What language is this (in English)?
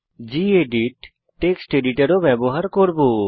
Bangla